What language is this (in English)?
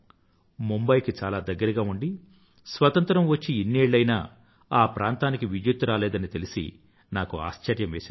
Telugu